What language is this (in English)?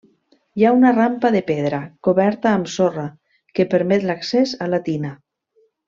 Catalan